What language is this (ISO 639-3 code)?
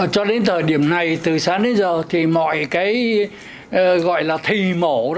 vie